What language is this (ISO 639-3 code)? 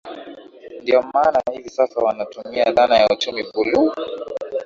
swa